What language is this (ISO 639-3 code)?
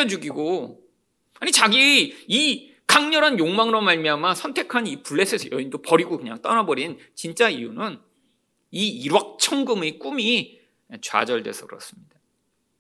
kor